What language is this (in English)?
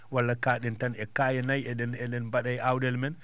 Fula